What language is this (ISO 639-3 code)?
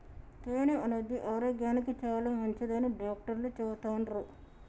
tel